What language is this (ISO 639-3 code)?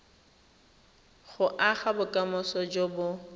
tsn